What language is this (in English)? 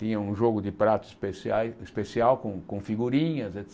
Portuguese